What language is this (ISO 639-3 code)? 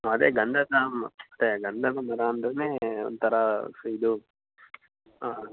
kan